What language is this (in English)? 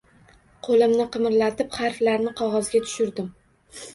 Uzbek